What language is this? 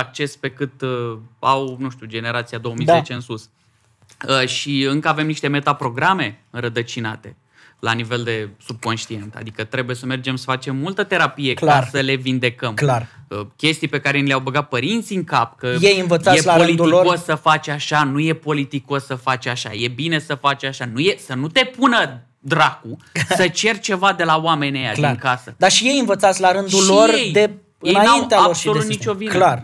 Romanian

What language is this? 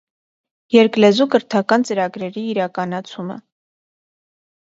Armenian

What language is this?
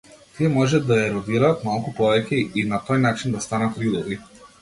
Macedonian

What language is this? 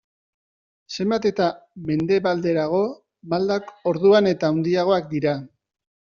Basque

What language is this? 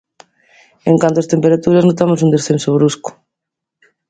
Galician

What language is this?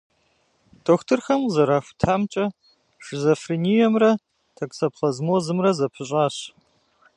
Kabardian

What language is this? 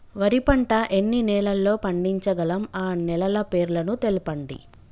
Telugu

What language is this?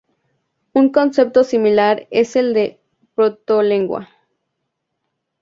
Spanish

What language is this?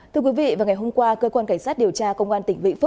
Vietnamese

